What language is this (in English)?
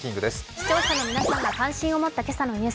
Japanese